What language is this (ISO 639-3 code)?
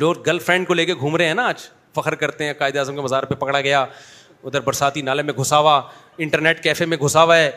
urd